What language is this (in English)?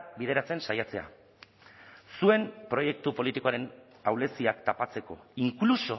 Basque